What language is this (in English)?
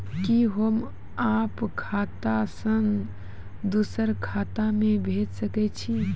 Maithili